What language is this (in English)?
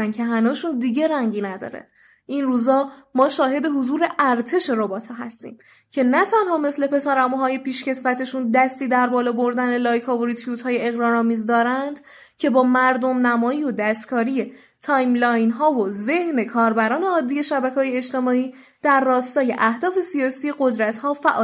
Persian